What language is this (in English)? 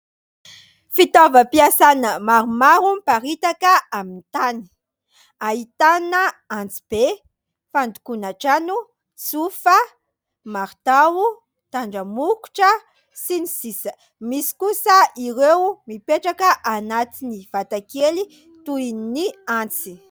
Malagasy